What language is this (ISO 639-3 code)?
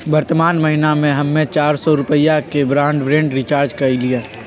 mag